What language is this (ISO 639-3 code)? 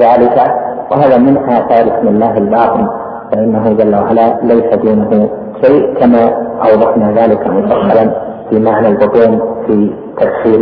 ara